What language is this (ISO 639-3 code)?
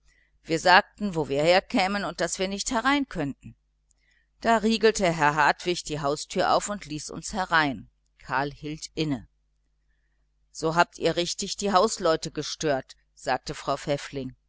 deu